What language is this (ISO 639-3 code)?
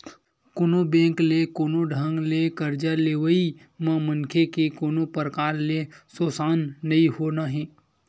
hne